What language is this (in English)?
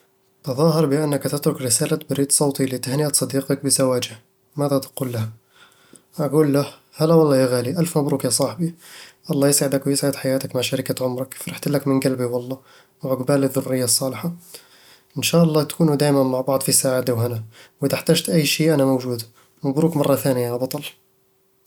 Eastern Egyptian Bedawi Arabic